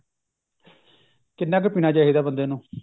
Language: Punjabi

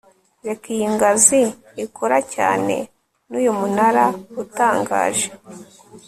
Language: Kinyarwanda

